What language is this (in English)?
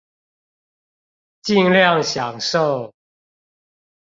Chinese